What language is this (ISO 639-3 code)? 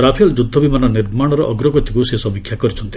ori